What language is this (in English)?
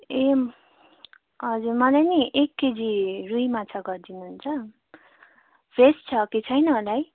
Nepali